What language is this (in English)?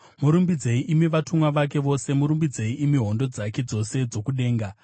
Shona